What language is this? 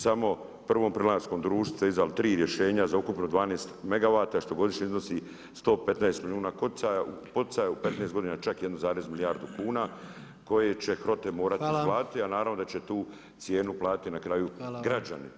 Croatian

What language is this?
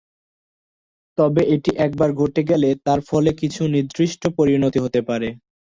Bangla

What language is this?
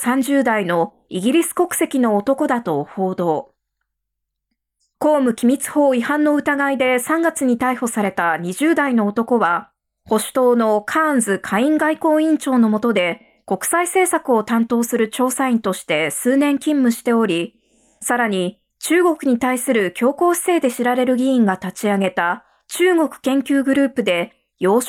Japanese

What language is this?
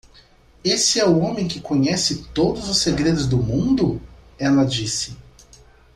Portuguese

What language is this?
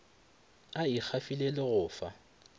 Northern Sotho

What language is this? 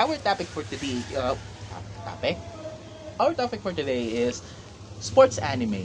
Filipino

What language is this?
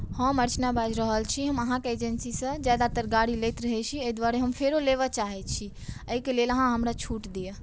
Maithili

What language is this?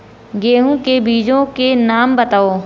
Hindi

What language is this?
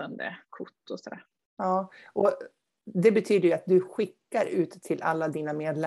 Swedish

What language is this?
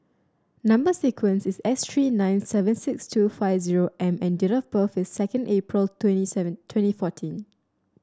English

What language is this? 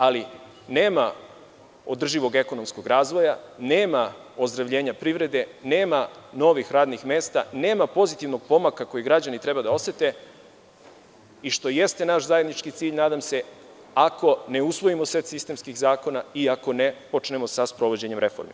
Serbian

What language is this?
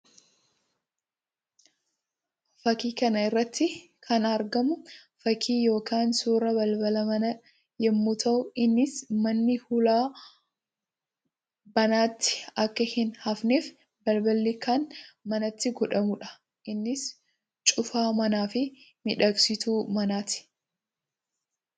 Oromo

